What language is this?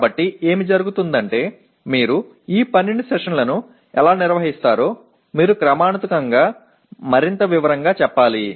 Telugu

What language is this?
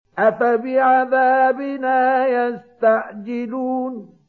Arabic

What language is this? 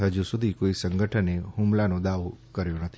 Gujarati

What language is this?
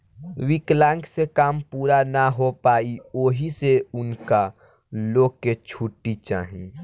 Bhojpuri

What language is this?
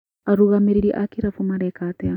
Kikuyu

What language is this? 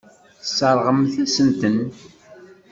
Kabyle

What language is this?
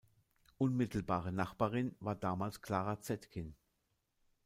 German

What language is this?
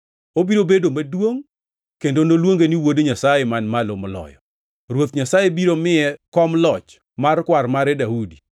Luo (Kenya and Tanzania)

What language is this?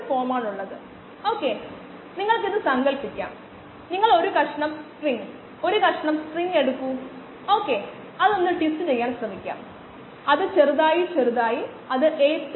Malayalam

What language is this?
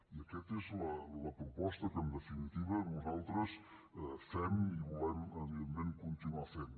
Catalan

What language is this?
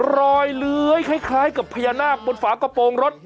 Thai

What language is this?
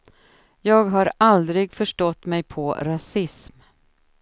Swedish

